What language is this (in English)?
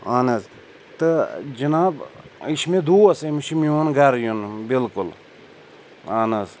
Kashmiri